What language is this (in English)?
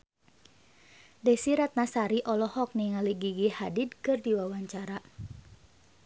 Sundanese